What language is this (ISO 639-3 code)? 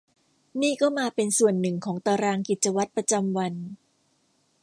tha